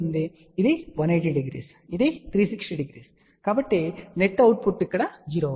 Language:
Telugu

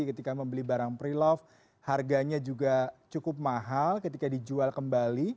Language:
Indonesian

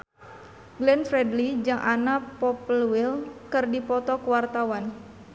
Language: Sundanese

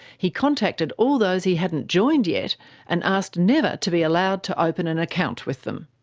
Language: English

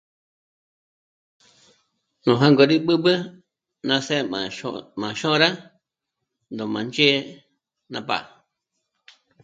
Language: Michoacán Mazahua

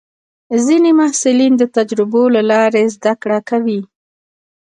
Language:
Pashto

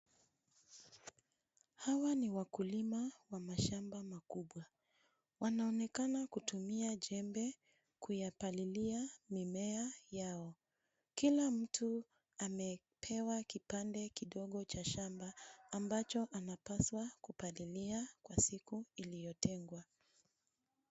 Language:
Swahili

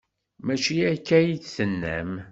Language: Kabyle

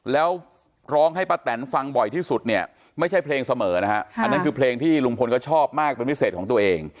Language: Thai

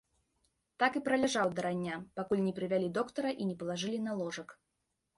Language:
Belarusian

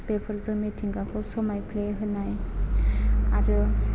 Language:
Bodo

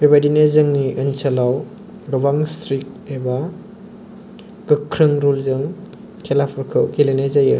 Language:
Bodo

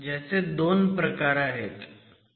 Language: Marathi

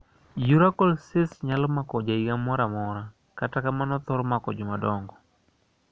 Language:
Luo (Kenya and Tanzania)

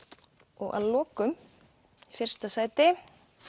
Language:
Icelandic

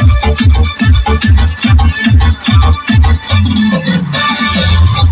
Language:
Indonesian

